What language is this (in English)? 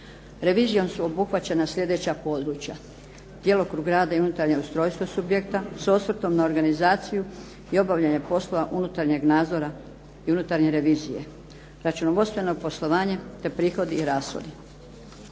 Croatian